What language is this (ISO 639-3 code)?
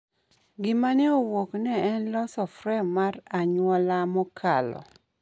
luo